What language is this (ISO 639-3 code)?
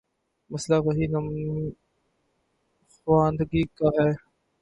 urd